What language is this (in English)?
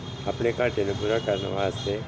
Punjabi